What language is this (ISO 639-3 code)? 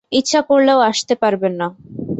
ben